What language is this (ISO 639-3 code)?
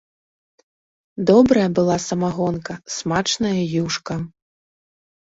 bel